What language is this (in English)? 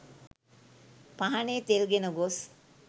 Sinhala